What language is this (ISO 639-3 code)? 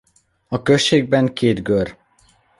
hun